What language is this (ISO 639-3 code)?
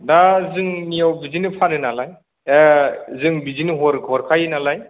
brx